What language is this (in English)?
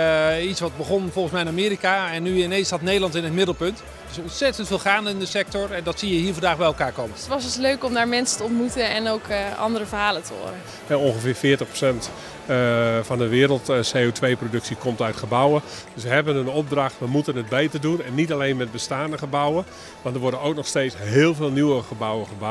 Dutch